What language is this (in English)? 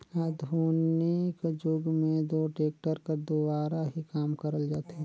Chhattisgarhi